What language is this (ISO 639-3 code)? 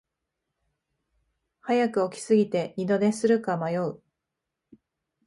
jpn